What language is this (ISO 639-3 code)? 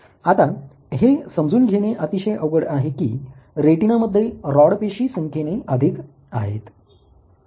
mar